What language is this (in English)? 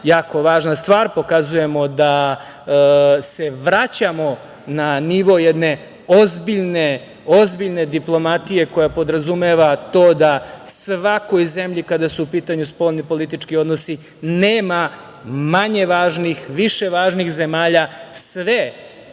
Serbian